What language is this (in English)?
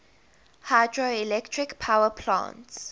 English